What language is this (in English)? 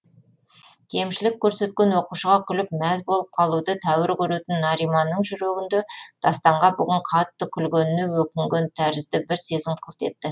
Kazakh